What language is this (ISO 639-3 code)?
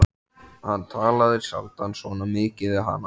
isl